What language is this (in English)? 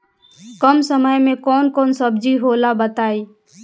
Bhojpuri